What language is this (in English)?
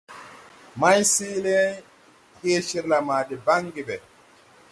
Tupuri